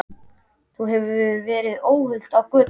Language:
Icelandic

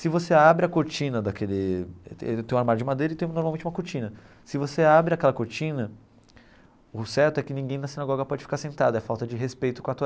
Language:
Portuguese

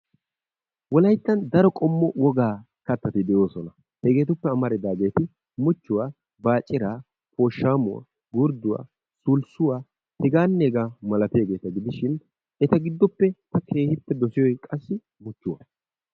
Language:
Wolaytta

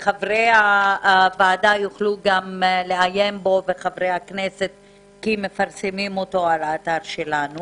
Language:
Hebrew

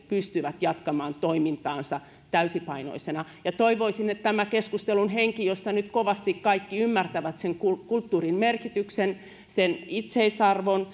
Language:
Finnish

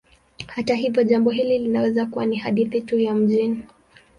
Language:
Swahili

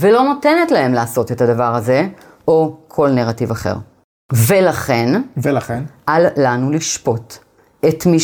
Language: Hebrew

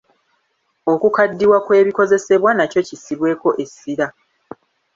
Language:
Ganda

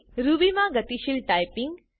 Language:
Gujarati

